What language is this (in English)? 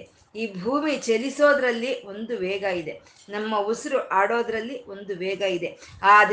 Kannada